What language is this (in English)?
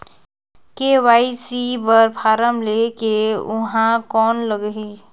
Chhattisgarhi